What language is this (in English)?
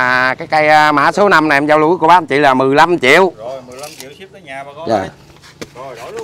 Vietnamese